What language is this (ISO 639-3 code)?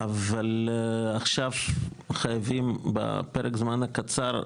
heb